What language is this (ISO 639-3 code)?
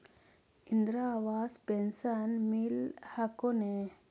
mag